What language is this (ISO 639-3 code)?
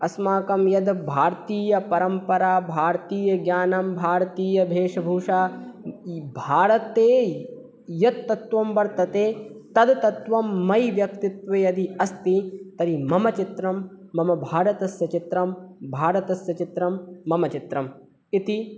san